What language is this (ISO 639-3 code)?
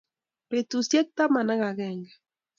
kln